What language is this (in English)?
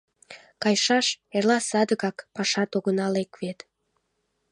Mari